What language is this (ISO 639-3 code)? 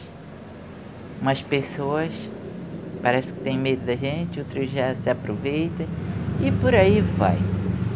por